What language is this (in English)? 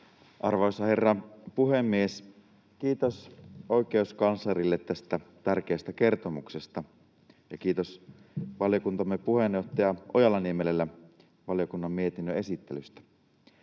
Finnish